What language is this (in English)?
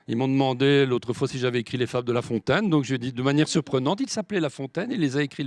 French